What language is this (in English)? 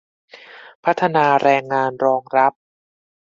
Thai